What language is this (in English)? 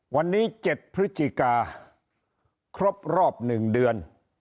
Thai